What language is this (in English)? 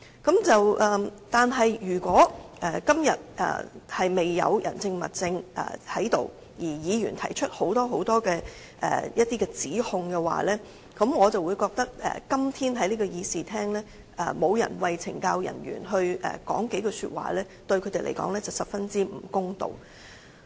Cantonese